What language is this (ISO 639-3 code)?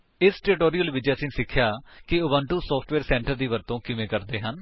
pan